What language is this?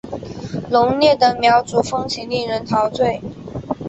Chinese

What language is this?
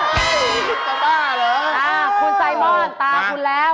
Thai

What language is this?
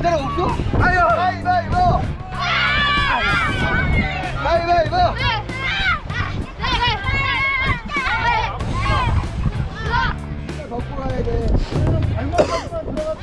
Korean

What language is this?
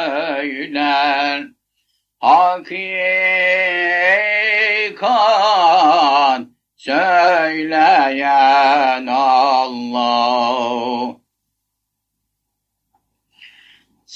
Turkish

